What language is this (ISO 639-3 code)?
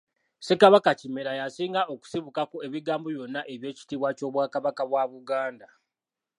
lug